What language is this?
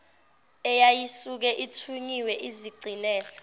Zulu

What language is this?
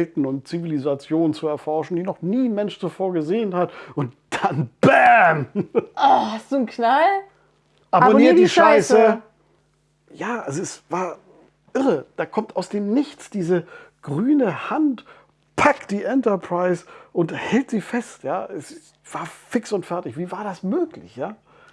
German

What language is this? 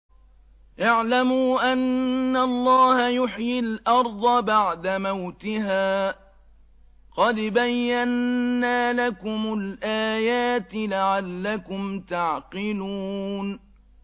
Arabic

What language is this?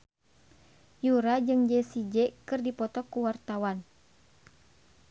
Sundanese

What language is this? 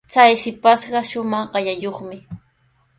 Sihuas Ancash Quechua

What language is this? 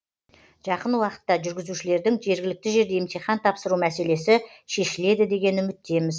Kazakh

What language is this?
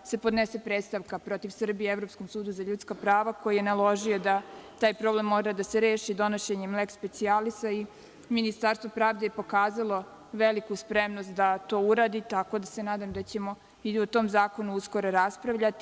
Serbian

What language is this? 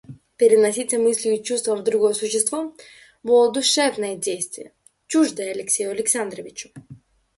Russian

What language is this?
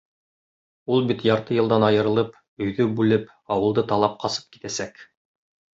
Bashkir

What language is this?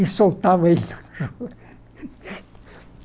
Portuguese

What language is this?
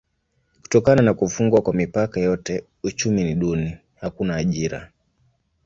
Swahili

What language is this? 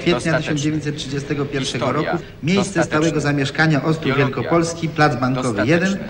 Polish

